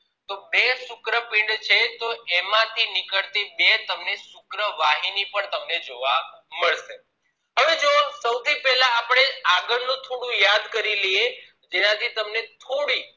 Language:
Gujarati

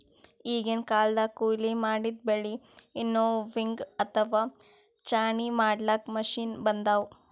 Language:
Kannada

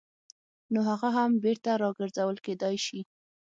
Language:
Pashto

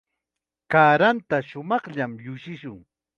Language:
Chiquián Ancash Quechua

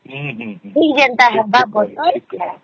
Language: Odia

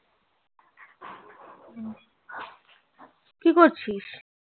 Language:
Bangla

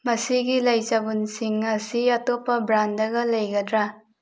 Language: Manipuri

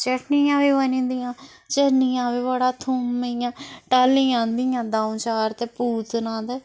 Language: Dogri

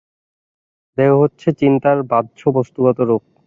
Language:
Bangla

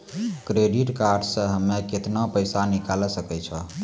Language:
Maithili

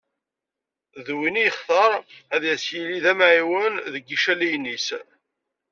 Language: Kabyle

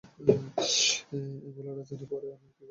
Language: Bangla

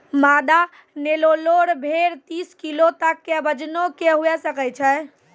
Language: Maithili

